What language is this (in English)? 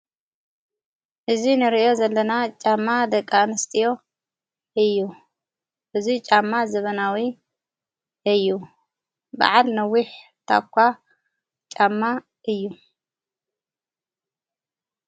Tigrinya